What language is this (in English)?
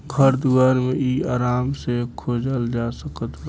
Bhojpuri